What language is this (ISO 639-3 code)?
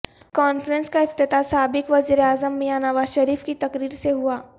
urd